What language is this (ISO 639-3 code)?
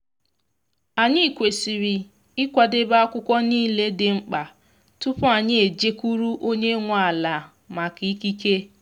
ibo